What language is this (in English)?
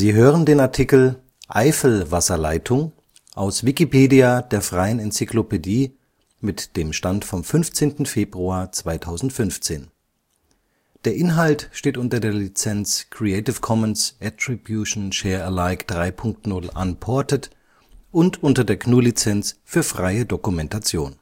German